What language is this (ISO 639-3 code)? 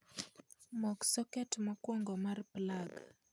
luo